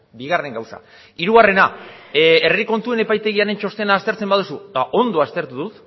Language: Basque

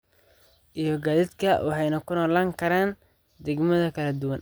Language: Somali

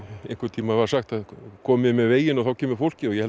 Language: Icelandic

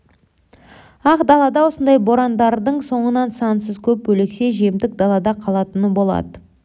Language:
Kazakh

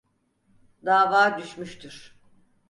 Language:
Turkish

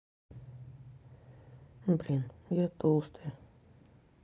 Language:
Russian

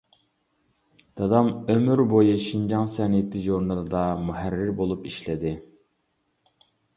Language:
Uyghur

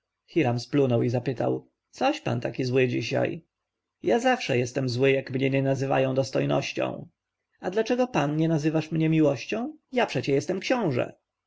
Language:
Polish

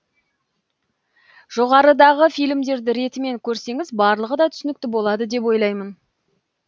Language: Kazakh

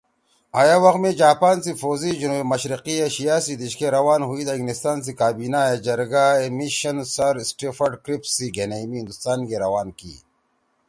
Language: Torwali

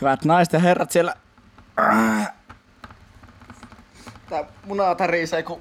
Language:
Finnish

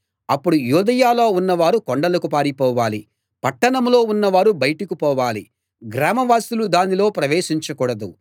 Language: Telugu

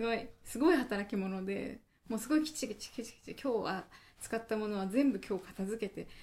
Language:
Japanese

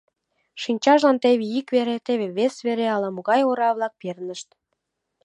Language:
Mari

